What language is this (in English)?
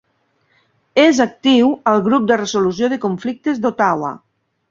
Catalan